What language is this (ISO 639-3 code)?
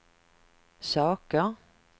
swe